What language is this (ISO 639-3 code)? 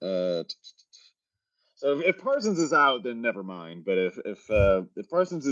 eng